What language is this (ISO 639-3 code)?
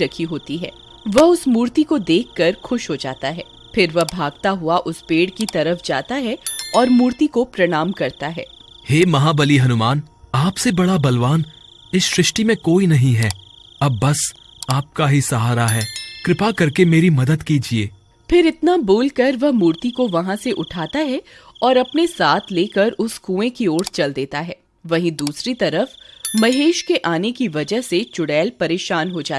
hin